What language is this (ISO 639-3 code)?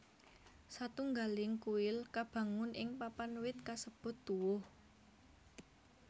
jav